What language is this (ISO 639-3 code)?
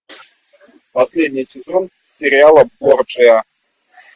rus